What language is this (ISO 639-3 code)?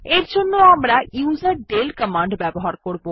ben